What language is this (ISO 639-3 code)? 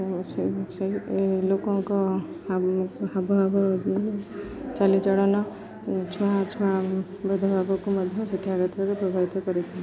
ori